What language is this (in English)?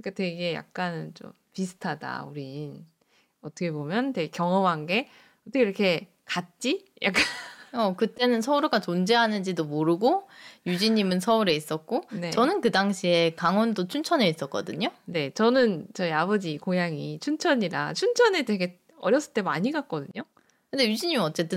Korean